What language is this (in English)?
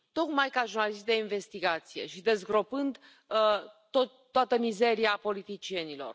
Romanian